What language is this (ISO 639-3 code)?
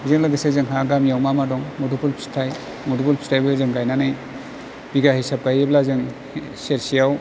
brx